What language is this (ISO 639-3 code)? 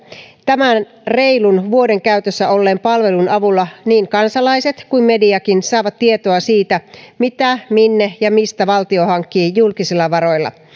fin